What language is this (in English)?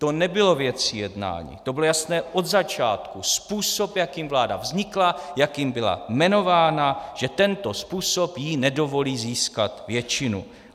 Czech